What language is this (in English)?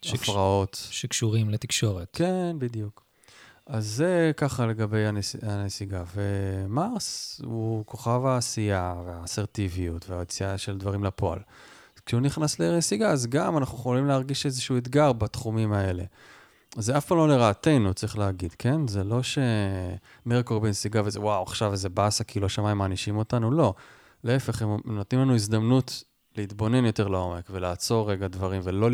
Hebrew